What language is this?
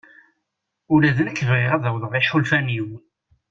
Kabyle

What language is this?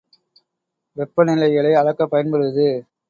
Tamil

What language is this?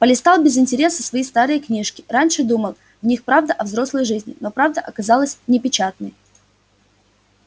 Russian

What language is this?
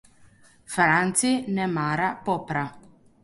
Slovenian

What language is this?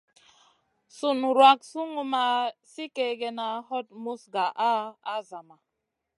Masana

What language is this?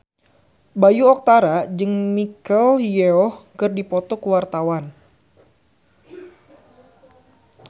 Sundanese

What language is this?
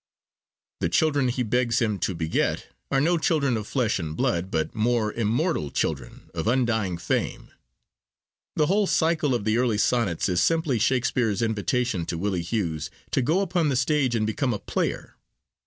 English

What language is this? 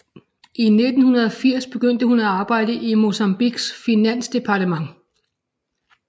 Danish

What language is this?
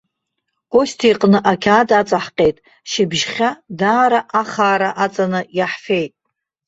Abkhazian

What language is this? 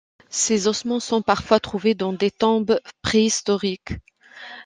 French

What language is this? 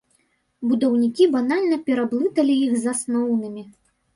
Belarusian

